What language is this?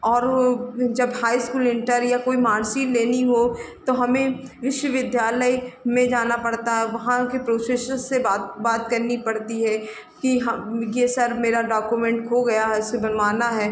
Hindi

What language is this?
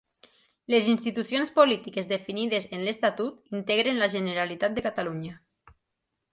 Catalan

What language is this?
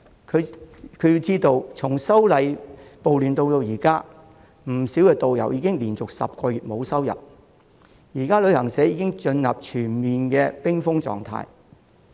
Cantonese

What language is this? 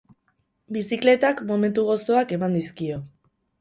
Basque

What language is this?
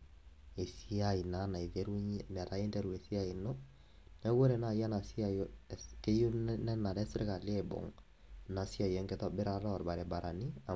Masai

